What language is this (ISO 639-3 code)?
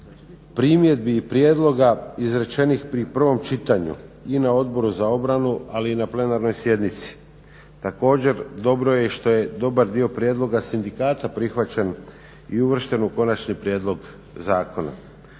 hrv